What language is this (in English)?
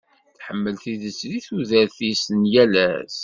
Kabyle